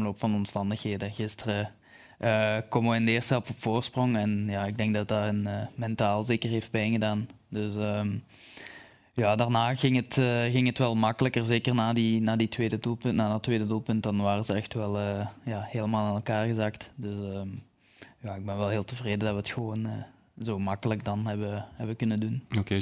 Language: Dutch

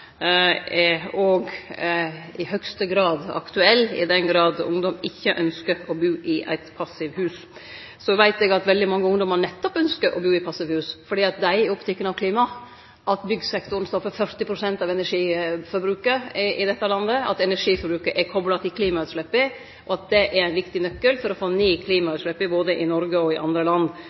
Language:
Norwegian Nynorsk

